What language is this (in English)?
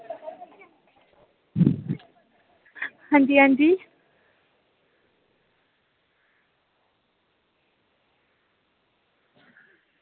Dogri